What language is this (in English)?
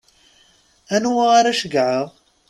Kabyle